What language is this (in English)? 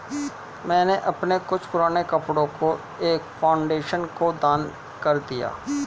Hindi